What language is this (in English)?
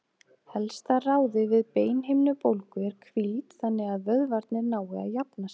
Icelandic